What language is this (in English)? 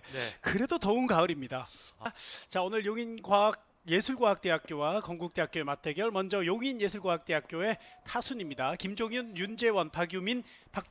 Korean